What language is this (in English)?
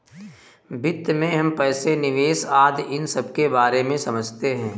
Hindi